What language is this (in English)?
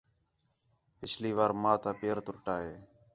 Khetrani